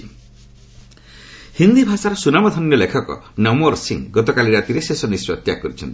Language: Odia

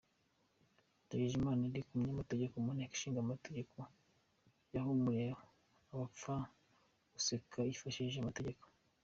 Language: Kinyarwanda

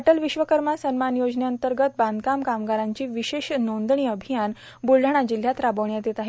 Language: Marathi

